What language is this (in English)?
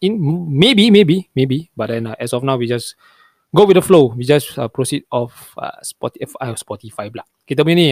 Malay